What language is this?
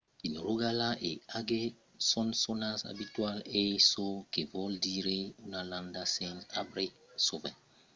Occitan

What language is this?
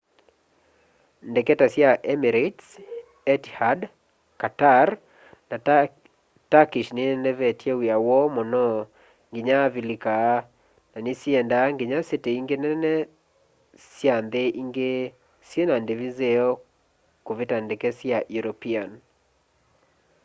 Kamba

